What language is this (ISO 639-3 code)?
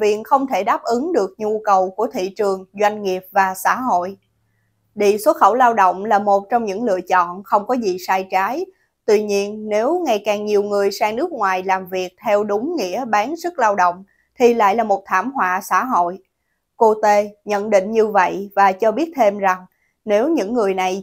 vie